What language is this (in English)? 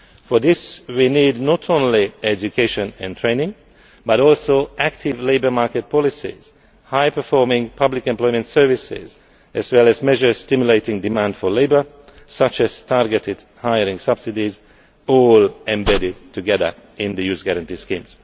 English